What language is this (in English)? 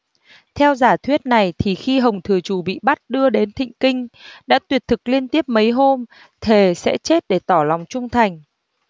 Vietnamese